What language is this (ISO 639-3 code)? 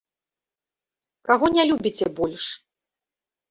bel